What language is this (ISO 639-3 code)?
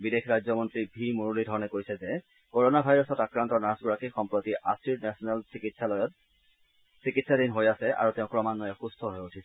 asm